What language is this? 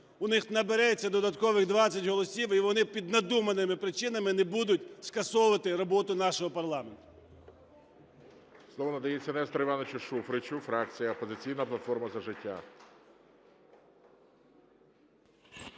Ukrainian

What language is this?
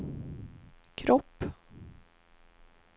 Swedish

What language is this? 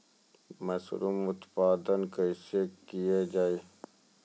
Maithili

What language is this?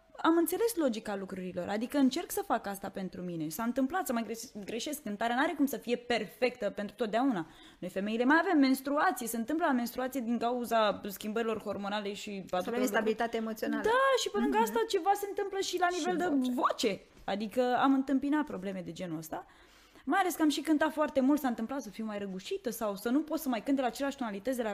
Romanian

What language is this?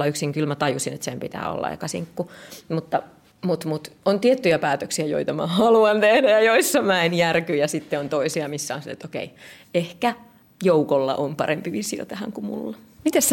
Finnish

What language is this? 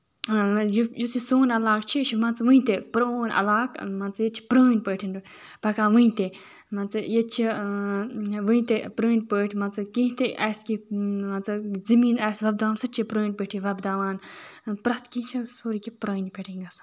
Kashmiri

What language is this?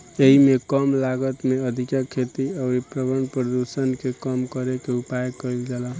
Bhojpuri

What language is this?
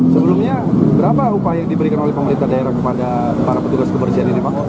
Indonesian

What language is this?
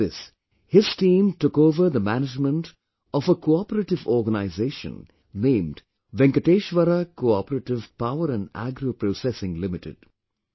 English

